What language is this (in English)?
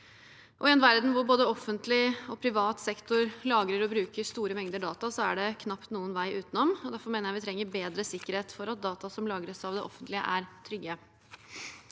Norwegian